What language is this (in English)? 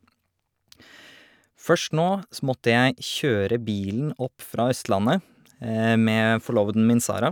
Norwegian